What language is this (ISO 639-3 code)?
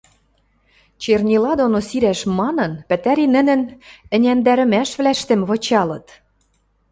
mrj